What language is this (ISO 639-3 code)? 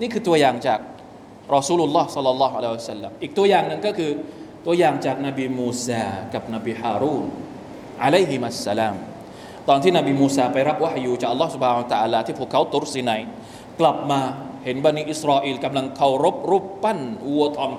tha